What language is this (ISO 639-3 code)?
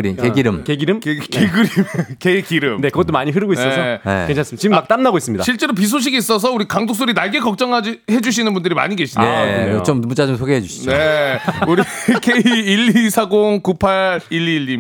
kor